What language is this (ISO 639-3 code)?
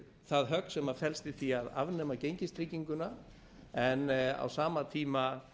isl